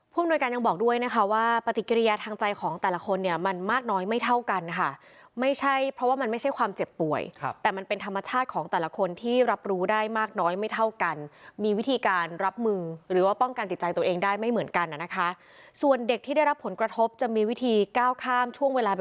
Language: Thai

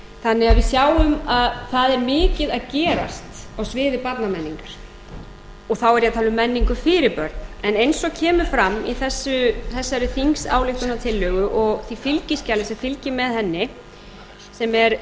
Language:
Icelandic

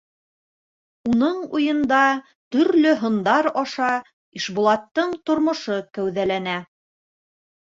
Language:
Bashkir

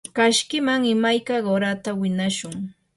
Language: Yanahuanca Pasco Quechua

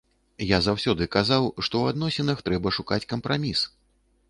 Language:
Belarusian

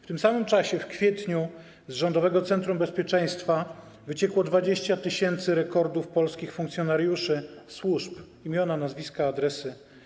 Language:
Polish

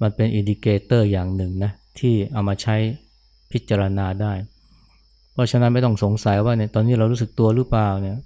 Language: Thai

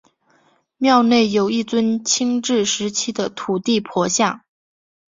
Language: Chinese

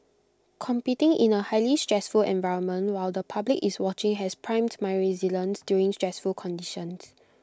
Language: English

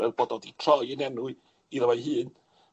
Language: Welsh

